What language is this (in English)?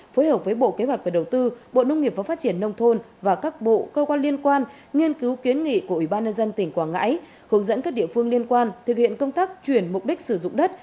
Vietnamese